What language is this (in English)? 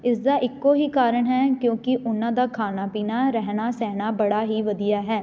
Punjabi